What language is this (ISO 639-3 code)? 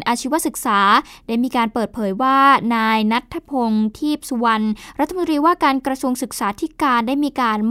tha